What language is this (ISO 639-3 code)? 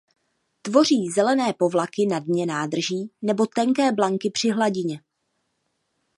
ces